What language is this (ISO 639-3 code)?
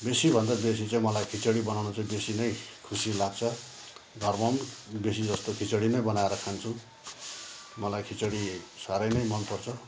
nep